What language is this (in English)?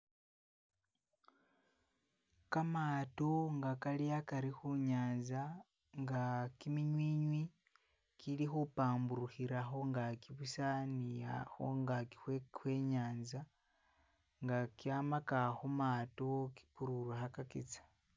Masaaba